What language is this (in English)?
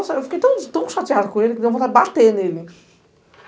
Portuguese